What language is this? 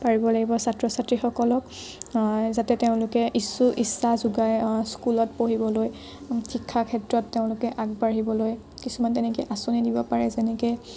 Assamese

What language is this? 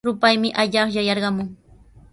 Sihuas Ancash Quechua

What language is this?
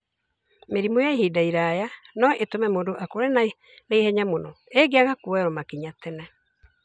Kikuyu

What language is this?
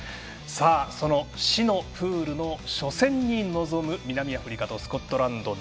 Japanese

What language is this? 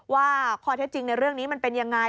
Thai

